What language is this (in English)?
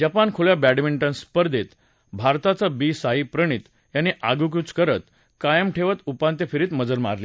Marathi